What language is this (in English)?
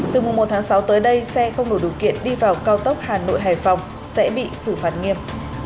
Vietnamese